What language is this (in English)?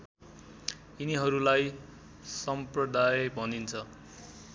Nepali